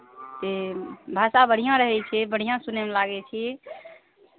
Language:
Maithili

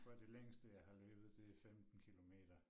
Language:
Danish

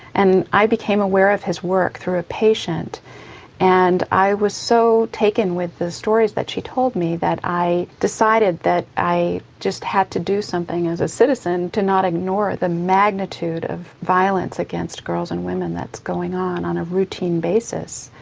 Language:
English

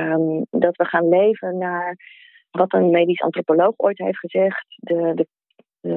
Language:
Dutch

